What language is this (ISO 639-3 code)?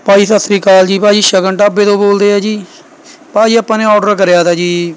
pan